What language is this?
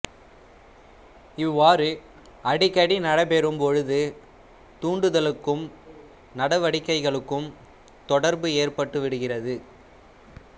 Tamil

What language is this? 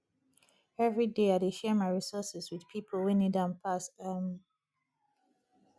Nigerian Pidgin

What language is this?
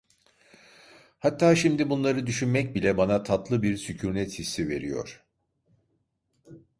Turkish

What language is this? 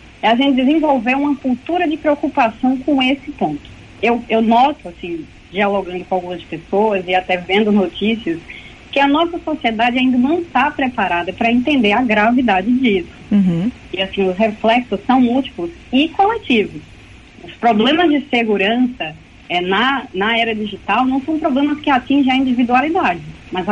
Portuguese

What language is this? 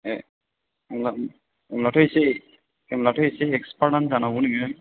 Bodo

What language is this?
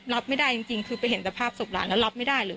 Thai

